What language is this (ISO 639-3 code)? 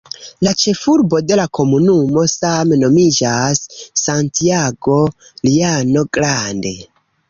epo